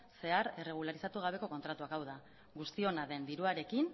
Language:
Basque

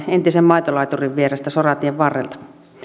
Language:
Finnish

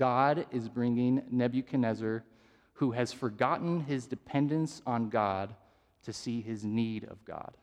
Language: English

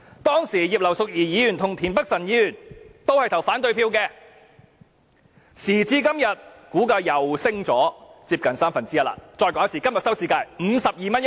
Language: Cantonese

